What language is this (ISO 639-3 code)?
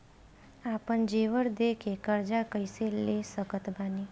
bho